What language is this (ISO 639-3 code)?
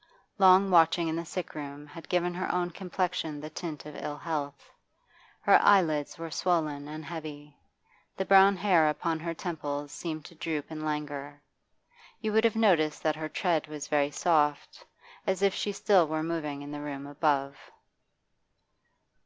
eng